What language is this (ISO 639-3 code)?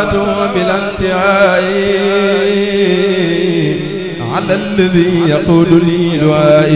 ara